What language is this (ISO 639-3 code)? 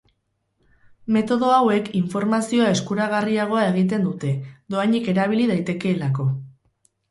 eus